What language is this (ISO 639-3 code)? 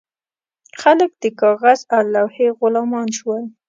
pus